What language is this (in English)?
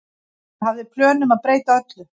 Icelandic